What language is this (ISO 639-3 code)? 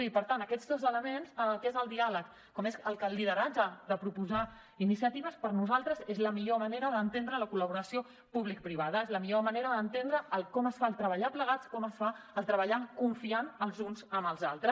cat